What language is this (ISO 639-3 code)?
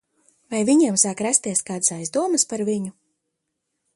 lav